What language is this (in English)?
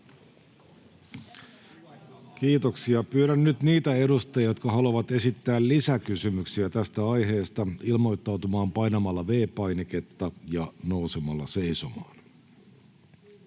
Finnish